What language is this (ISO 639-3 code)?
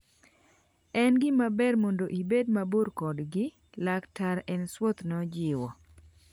luo